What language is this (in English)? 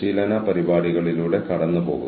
Malayalam